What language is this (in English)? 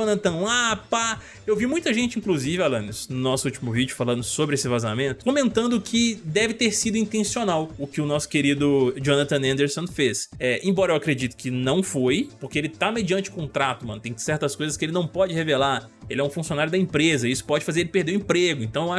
Portuguese